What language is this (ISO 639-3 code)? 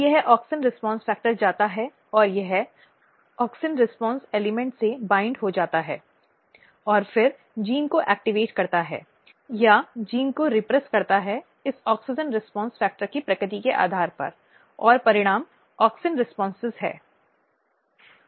hin